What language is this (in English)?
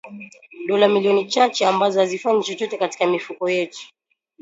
Swahili